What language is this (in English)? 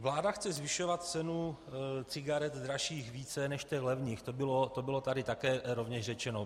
Czech